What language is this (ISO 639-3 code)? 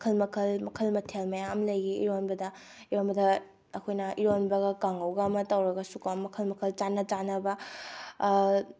mni